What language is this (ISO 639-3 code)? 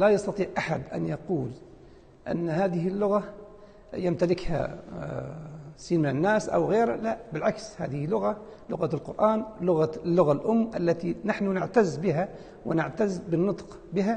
ara